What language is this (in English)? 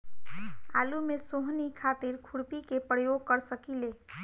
Bhojpuri